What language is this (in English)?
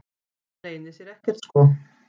Icelandic